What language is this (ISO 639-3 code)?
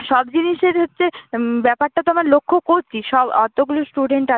ben